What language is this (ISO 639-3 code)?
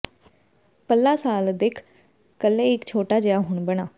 pan